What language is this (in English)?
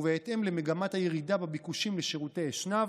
Hebrew